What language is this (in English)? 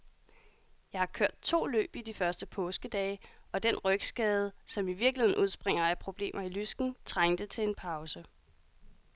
Danish